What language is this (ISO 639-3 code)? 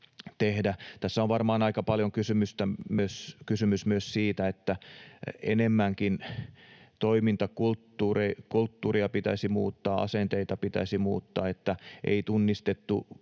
fin